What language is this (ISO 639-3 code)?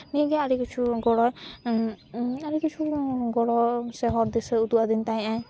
sat